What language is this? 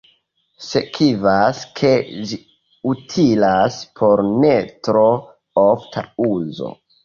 Esperanto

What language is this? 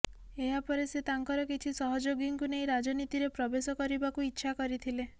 Odia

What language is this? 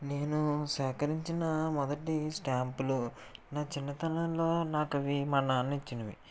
Telugu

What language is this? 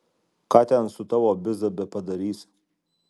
Lithuanian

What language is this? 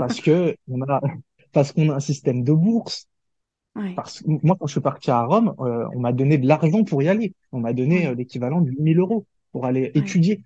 French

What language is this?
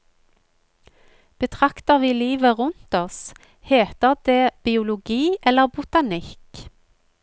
Norwegian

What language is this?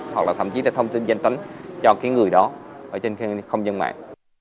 Vietnamese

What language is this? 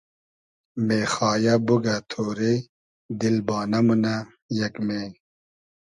Hazaragi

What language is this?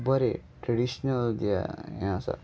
Konkani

